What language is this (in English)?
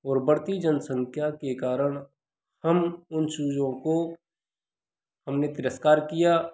Hindi